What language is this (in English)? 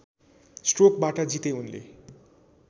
Nepali